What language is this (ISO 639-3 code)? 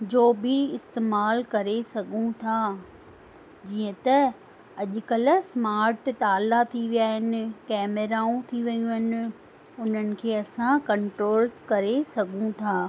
snd